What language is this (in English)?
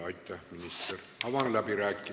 Estonian